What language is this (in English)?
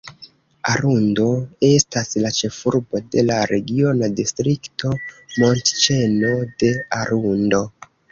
Esperanto